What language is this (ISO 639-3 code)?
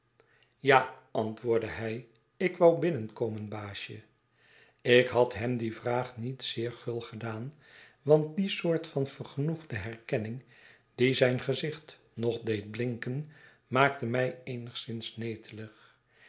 nld